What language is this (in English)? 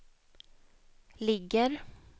Swedish